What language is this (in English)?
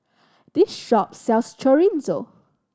English